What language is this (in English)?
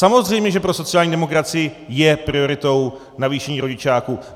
Czech